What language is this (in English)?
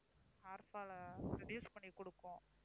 Tamil